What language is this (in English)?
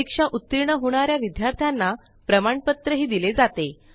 Marathi